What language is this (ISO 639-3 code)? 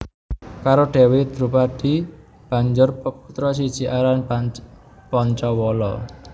jav